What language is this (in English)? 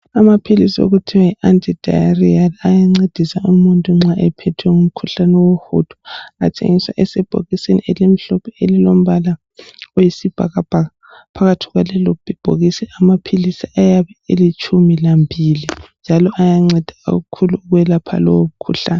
North Ndebele